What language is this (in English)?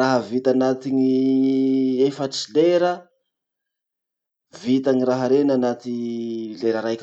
Masikoro Malagasy